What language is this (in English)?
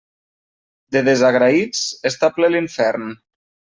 Catalan